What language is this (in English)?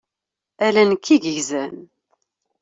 Kabyle